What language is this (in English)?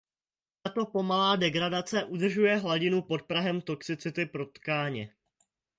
Czech